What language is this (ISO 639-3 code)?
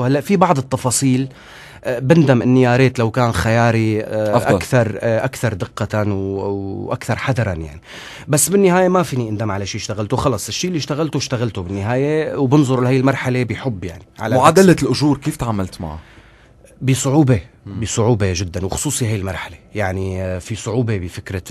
ara